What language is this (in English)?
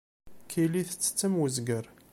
Kabyle